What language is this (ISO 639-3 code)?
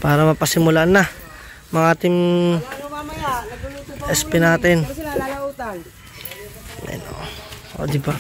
fil